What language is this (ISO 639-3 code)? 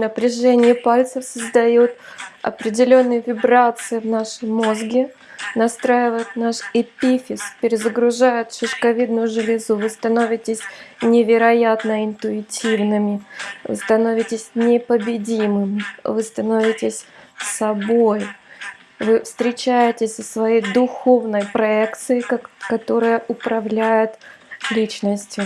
rus